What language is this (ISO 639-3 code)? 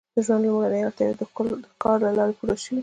pus